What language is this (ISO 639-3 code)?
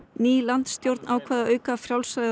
isl